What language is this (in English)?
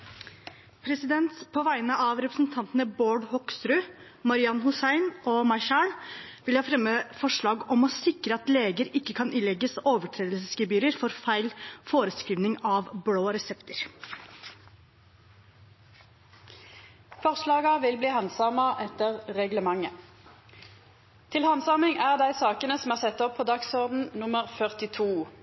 Norwegian